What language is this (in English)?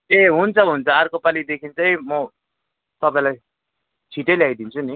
Nepali